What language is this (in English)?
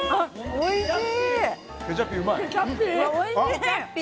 Japanese